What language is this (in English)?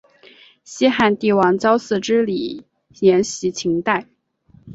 Chinese